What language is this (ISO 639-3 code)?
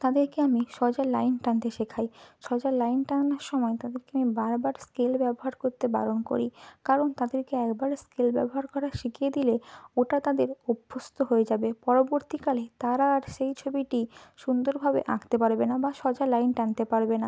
ben